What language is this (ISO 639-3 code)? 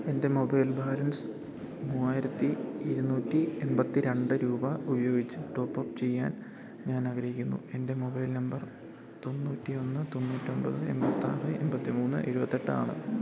mal